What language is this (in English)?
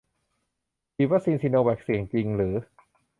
Thai